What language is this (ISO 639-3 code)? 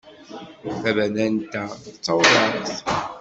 kab